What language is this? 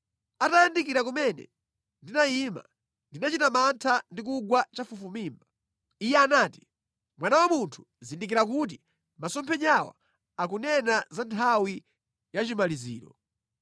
Nyanja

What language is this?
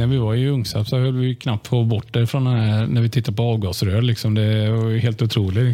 Swedish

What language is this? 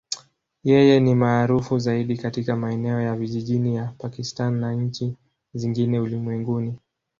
Swahili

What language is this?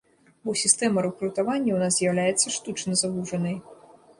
Belarusian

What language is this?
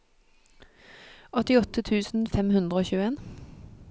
Norwegian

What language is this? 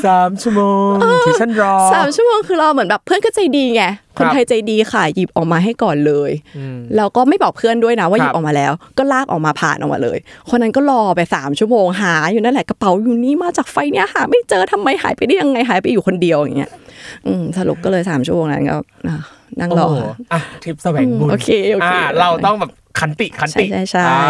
Thai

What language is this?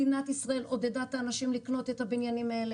Hebrew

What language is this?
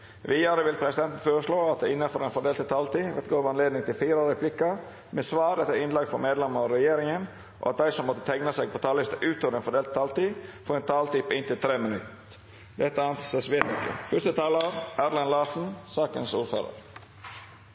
Norwegian Bokmål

